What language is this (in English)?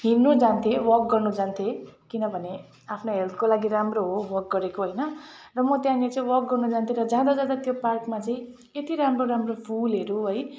Nepali